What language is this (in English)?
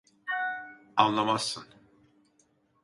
Turkish